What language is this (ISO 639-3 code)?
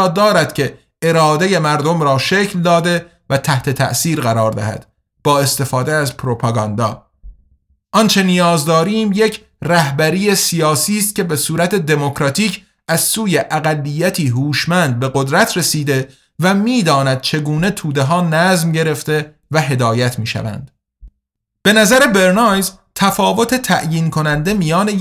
fas